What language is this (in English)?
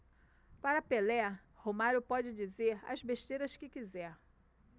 Portuguese